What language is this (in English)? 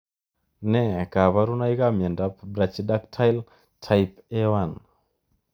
Kalenjin